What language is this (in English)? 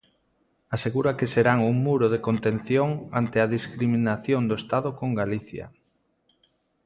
Galician